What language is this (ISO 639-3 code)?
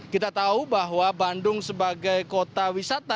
ind